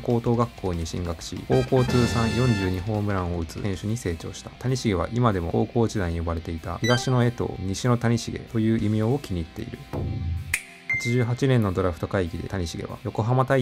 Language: Japanese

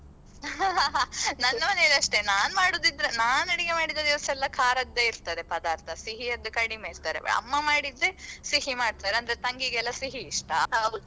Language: Kannada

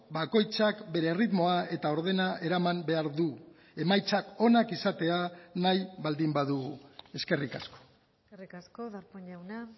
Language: Basque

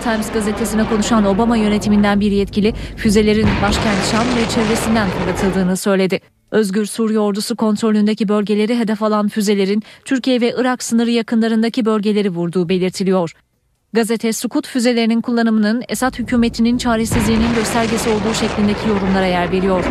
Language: Turkish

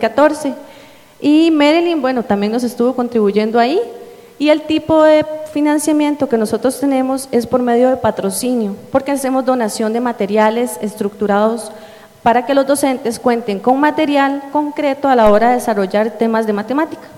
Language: Spanish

